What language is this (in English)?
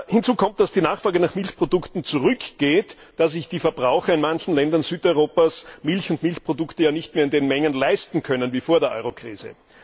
German